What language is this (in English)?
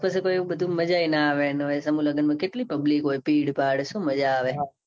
Gujarati